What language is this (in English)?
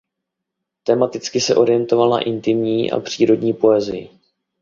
Czech